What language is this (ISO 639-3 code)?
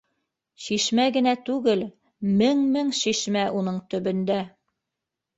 bak